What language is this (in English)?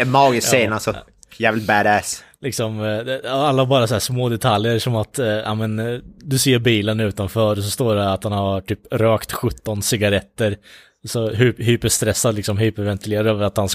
Swedish